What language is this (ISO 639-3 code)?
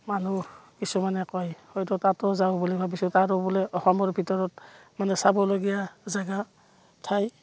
asm